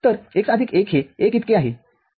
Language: Marathi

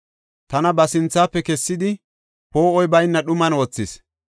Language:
Gofa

